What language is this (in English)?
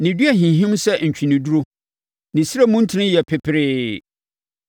Akan